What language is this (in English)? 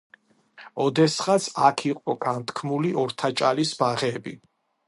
Georgian